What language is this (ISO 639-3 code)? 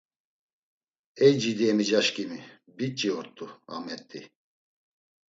lzz